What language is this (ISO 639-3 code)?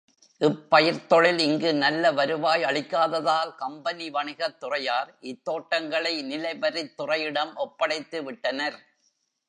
tam